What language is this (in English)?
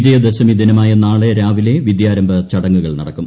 Malayalam